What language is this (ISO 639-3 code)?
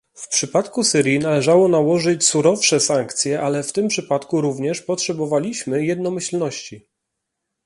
pol